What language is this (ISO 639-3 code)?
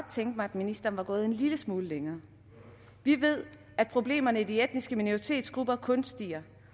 dan